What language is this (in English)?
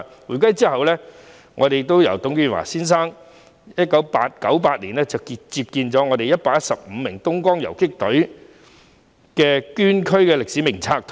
Cantonese